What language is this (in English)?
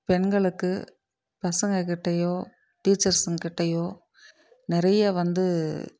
Tamil